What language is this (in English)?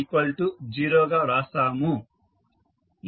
Telugu